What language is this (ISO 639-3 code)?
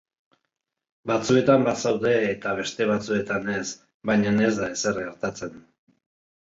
eus